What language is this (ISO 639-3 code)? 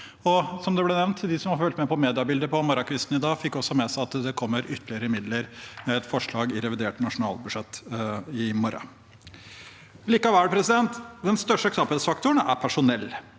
nor